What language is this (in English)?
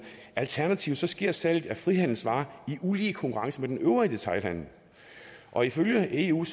Danish